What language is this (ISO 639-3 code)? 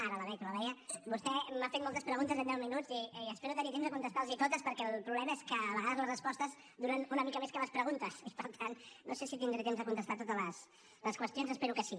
cat